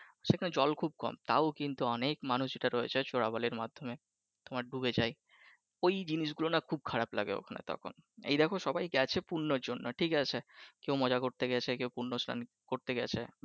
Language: Bangla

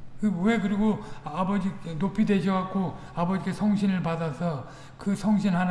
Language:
Korean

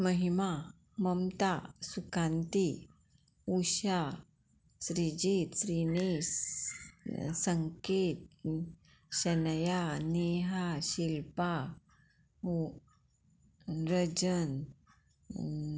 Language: Konkani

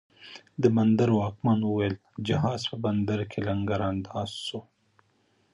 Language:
Pashto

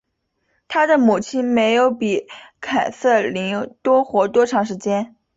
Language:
Chinese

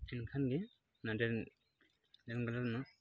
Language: Santali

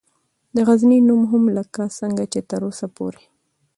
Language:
Pashto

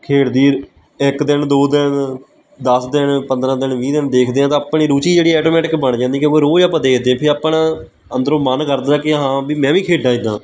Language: Punjabi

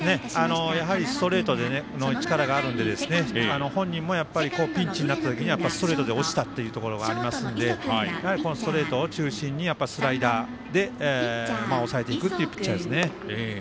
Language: Japanese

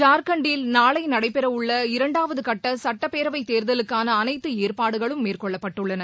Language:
Tamil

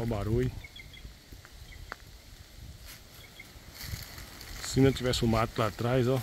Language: Portuguese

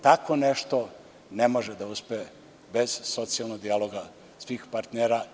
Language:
Serbian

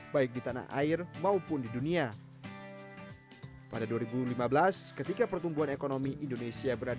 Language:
Indonesian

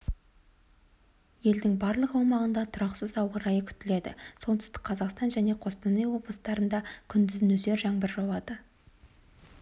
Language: Kazakh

